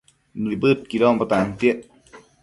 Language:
Matsés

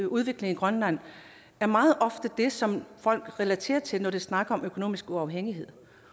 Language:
Danish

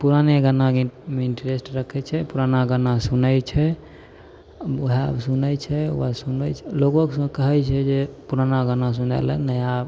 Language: Maithili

